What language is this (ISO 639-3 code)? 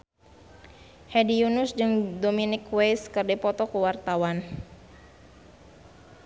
sun